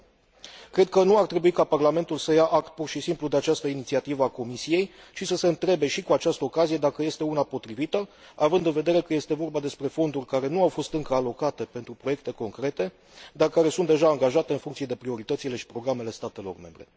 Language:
Romanian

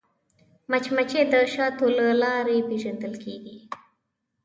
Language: Pashto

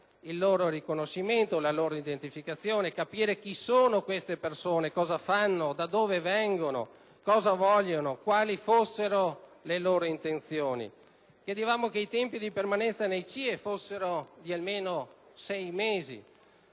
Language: Italian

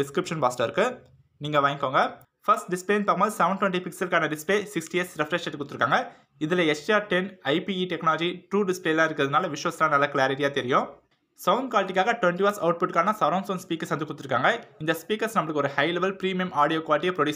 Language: Tamil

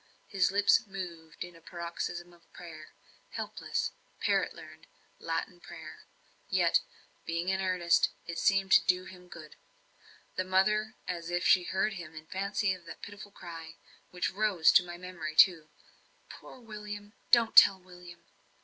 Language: English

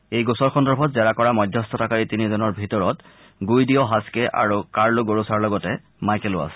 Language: Assamese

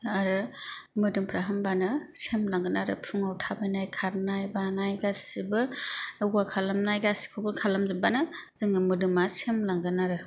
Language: Bodo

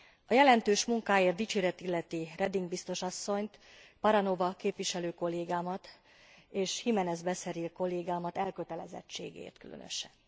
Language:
Hungarian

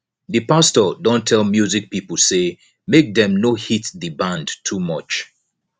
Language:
Nigerian Pidgin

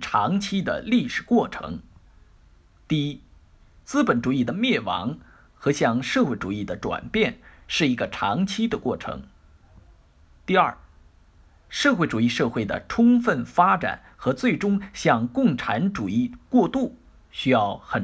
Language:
Chinese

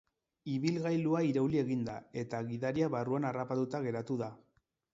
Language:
Basque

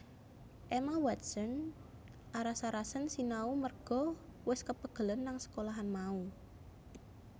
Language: Javanese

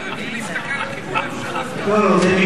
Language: Hebrew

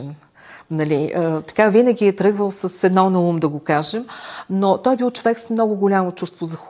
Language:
Bulgarian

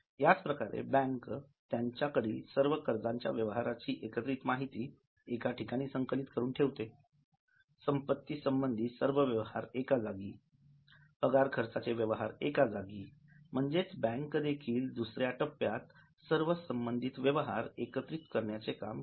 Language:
Marathi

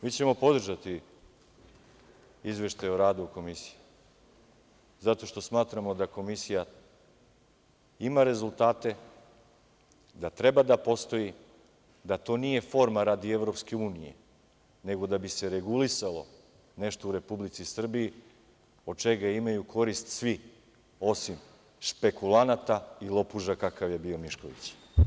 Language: Serbian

